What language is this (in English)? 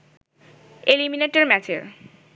Bangla